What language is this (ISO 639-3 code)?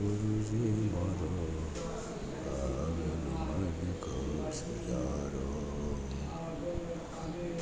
guj